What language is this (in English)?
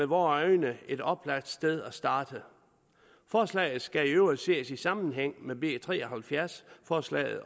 Danish